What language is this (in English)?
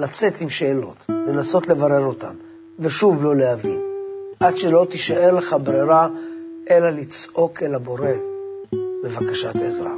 Hebrew